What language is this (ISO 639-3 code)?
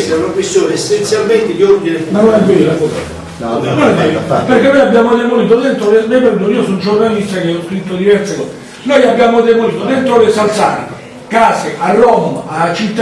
ita